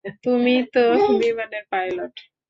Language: Bangla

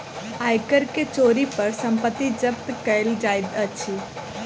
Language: Maithili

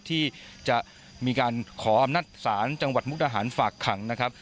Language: Thai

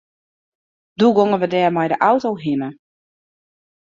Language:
Western Frisian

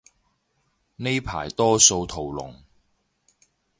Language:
Cantonese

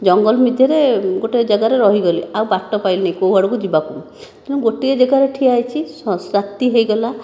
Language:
Odia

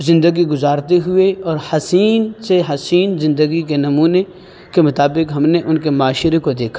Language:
Urdu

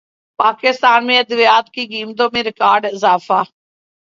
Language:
Urdu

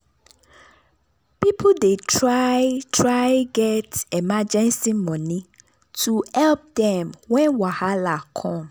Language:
Nigerian Pidgin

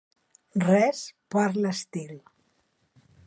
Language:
Catalan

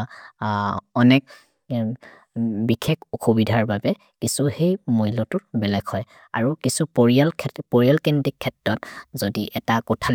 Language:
Maria (India)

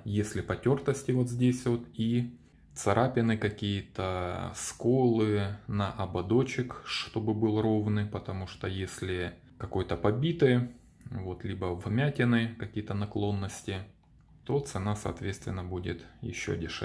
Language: Russian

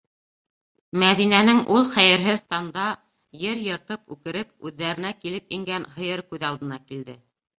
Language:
Bashkir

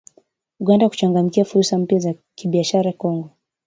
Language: Swahili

